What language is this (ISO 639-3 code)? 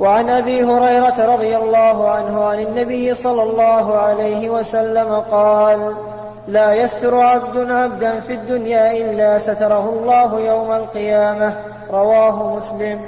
ara